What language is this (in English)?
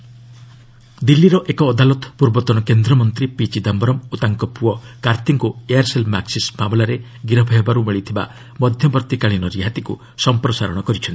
Odia